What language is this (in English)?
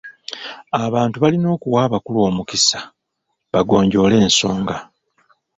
Ganda